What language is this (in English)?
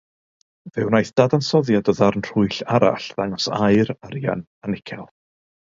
Welsh